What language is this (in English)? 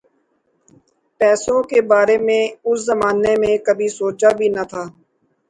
Urdu